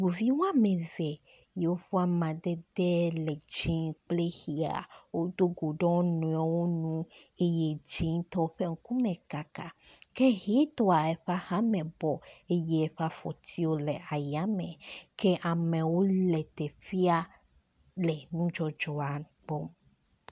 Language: Ewe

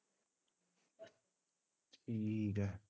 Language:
Punjabi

